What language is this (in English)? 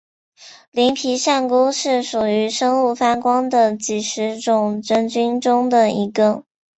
Chinese